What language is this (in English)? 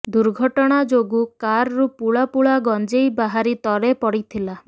Odia